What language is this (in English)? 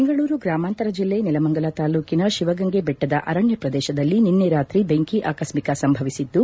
Kannada